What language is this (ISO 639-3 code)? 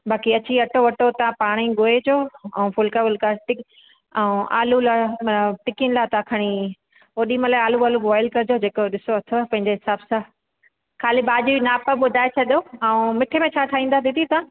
snd